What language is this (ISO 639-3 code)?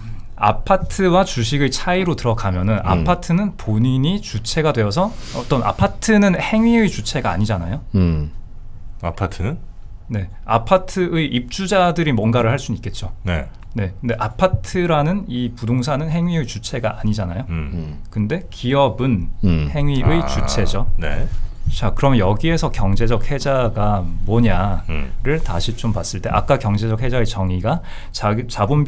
kor